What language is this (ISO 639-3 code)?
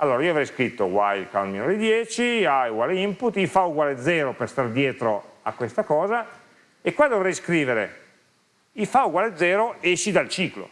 ita